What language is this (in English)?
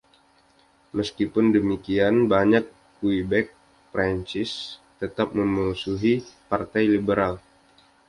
Indonesian